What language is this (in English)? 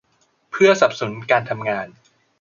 Thai